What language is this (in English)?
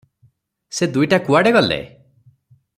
Odia